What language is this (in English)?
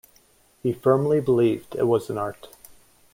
English